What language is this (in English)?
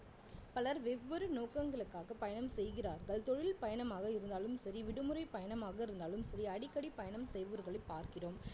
Tamil